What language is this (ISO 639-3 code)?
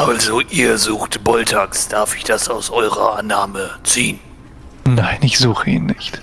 deu